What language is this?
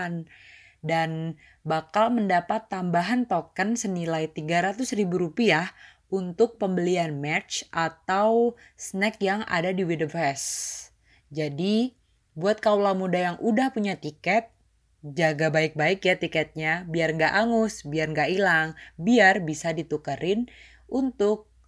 Indonesian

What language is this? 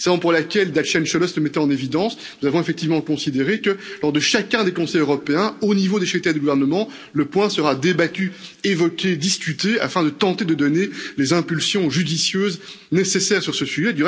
French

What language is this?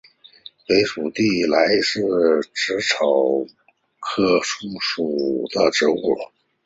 Chinese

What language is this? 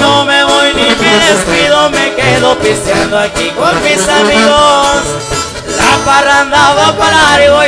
Spanish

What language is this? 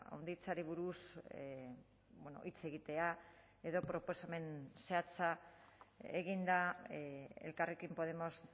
Basque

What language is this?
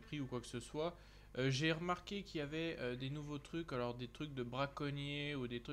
French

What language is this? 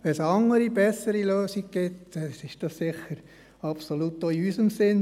Swiss German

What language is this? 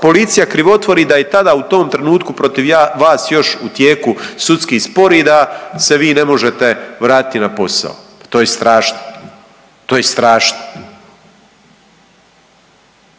Croatian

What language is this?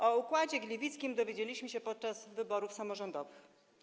Polish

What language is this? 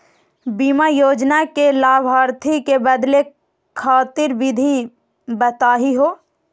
Magahi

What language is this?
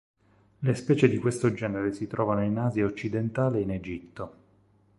Italian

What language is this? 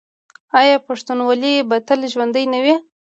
Pashto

